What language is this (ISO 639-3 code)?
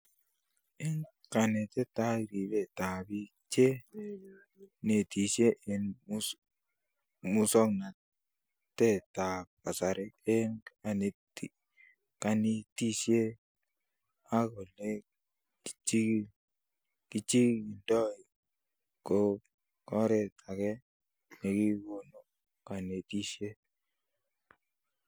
kln